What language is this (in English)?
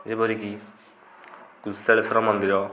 Odia